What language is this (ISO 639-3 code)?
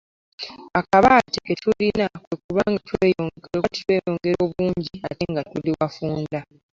lug